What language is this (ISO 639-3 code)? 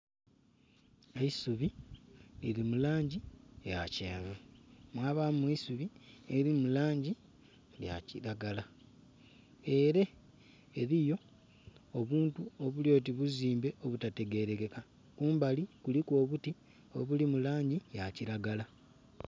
xog